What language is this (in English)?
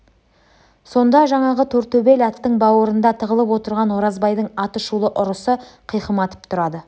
Kazakh